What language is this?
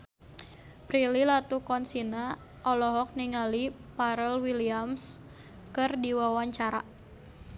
Sundanese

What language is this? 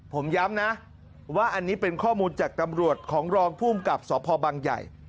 Thai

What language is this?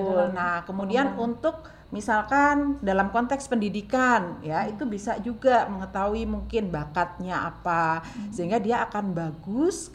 Indonesian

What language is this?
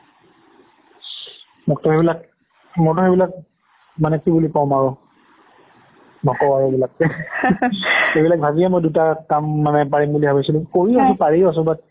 Assamese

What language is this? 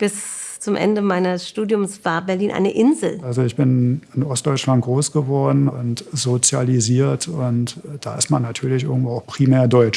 German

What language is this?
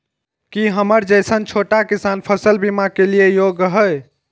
Maithili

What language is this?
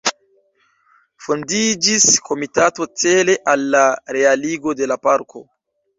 Esperanto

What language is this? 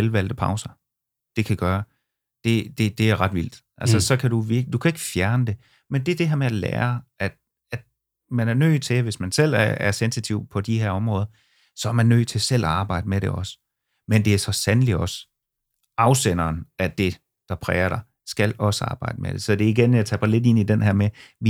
Danish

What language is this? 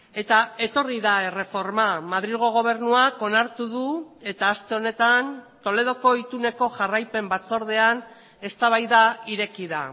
Basque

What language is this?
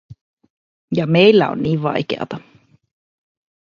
Finnish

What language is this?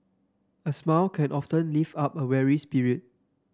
English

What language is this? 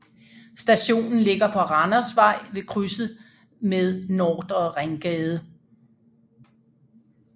Danish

